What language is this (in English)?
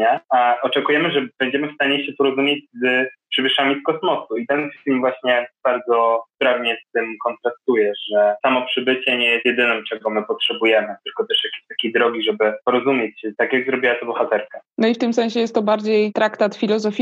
Polish